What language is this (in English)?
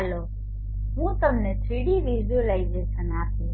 Gujarati